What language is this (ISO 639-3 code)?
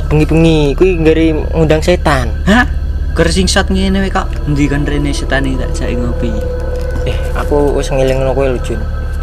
ind